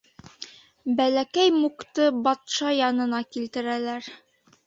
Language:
Bashkir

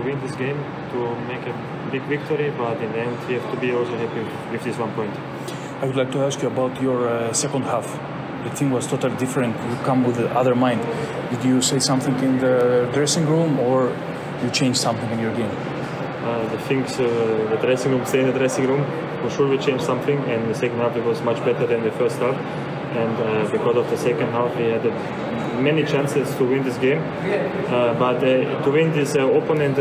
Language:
Greek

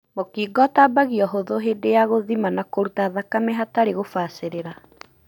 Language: Kikuyu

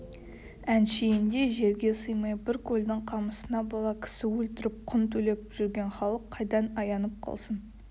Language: Kazakh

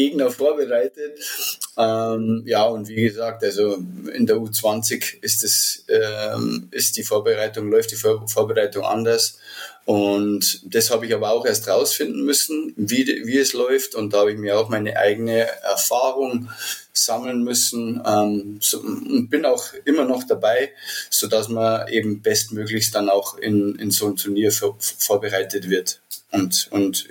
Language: German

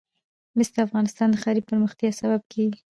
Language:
Pashto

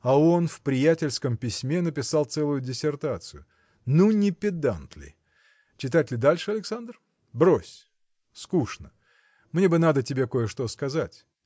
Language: Russian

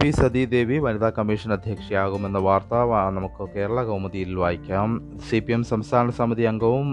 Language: Malayalam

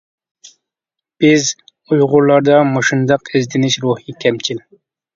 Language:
Uyghur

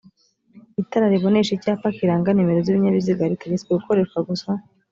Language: Kinyarwanda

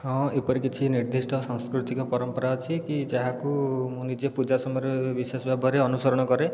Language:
Odia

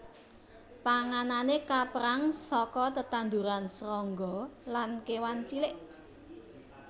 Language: Javanese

